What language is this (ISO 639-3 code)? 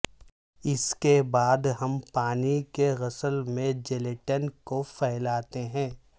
urd